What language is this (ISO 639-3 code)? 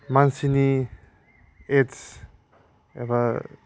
brx